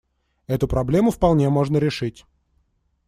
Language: Russian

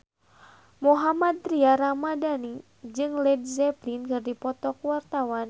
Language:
Sundanese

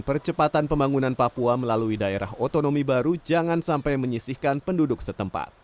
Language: Indonesian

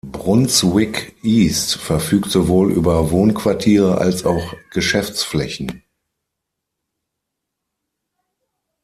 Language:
German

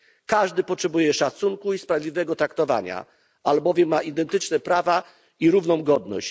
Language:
Polish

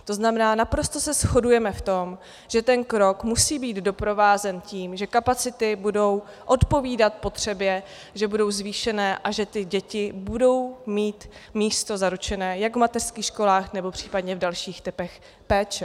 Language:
Czech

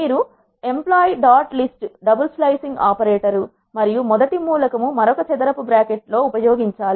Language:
Telugu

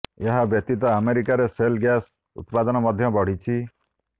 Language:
Odia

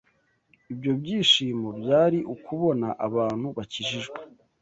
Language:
Kinyarwanda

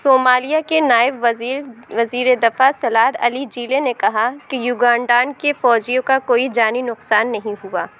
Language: Urdu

